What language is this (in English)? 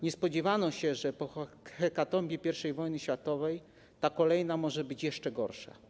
Polish